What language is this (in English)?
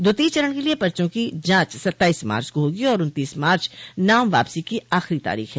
Hindi